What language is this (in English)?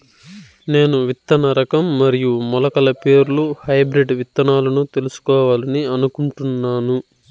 Telugu